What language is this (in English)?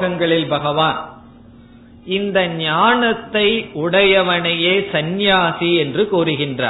Tamil